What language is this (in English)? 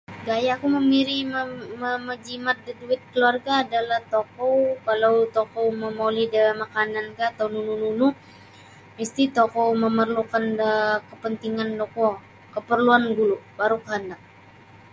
Sabah Bisaya